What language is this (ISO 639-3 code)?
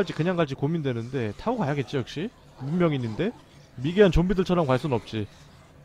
kor